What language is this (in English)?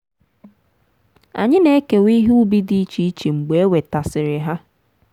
Igbo